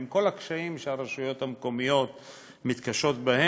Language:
Hebrew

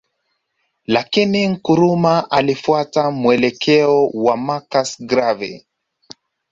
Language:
Swahili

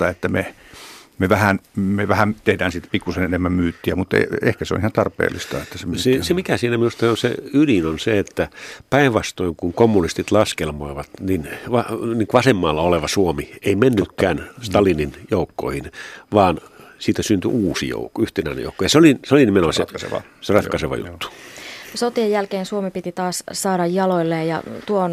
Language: Finnish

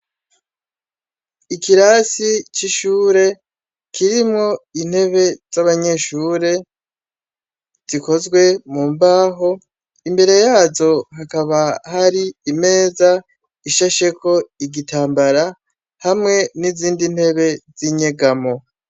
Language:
Rundi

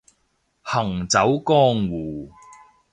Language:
Cantonese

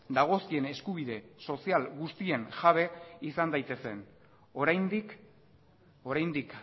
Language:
Basque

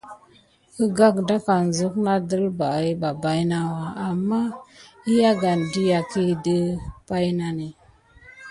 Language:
Gidar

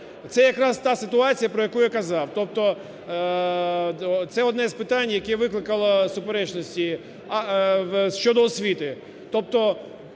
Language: Ukrainian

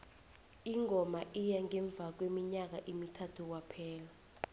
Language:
South Ndebele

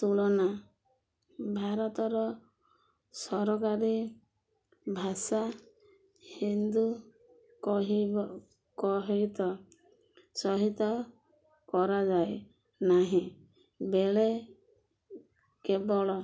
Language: Odia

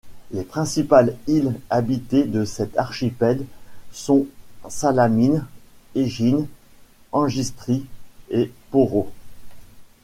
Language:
French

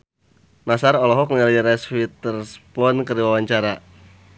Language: Sundanese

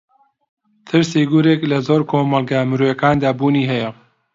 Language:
Central Kurdish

